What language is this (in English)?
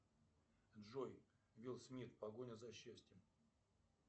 Russian